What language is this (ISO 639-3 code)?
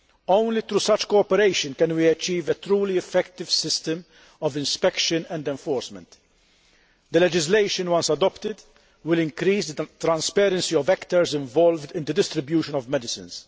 eng